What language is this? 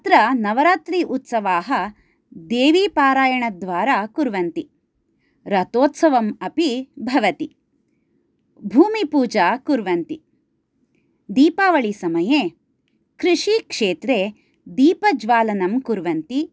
Sanskrit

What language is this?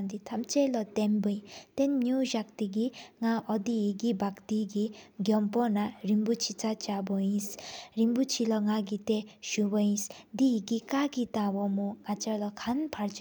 Sikkimese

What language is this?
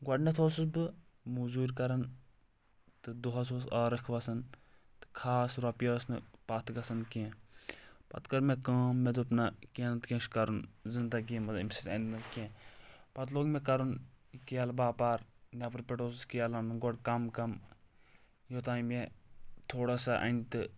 Kashmiri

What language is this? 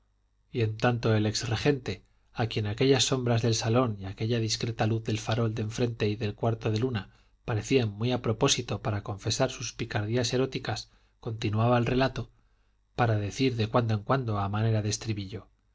Spanish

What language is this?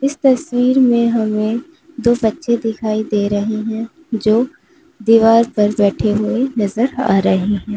Hindi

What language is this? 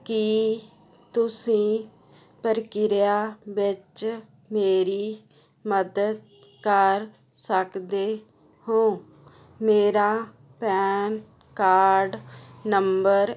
Punjabi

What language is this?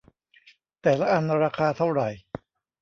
Thai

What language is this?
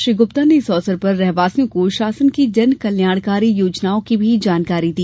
Hindi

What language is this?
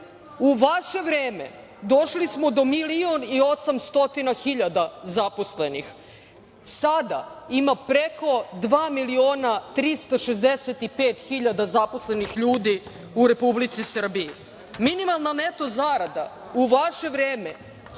Serbian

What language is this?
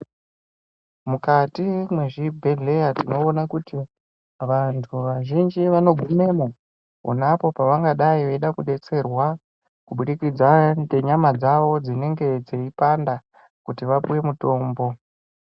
Ndau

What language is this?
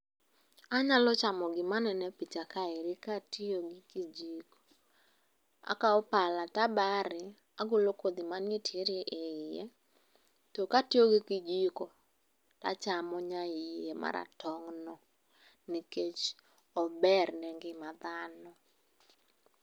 Luo (Kenya and Tanzania)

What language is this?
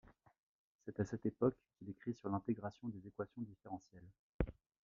French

